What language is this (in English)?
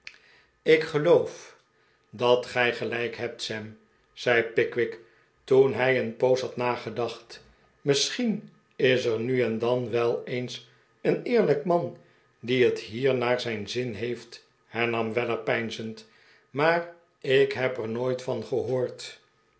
Dutch